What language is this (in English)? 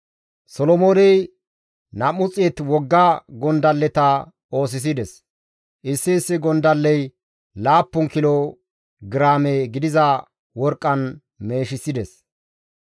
Gamo